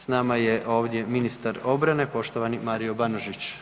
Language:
Croatian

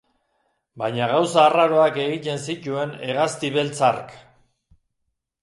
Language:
Basque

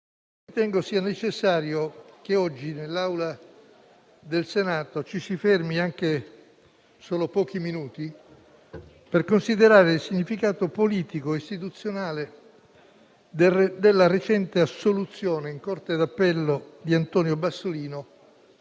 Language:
Italian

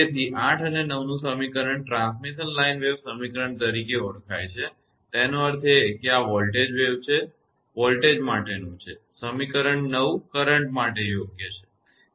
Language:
Gujarati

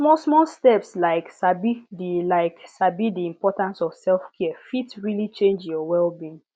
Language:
Nigerian Pidgin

